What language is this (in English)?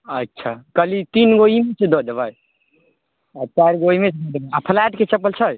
Maithili